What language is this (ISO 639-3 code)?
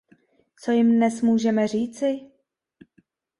ces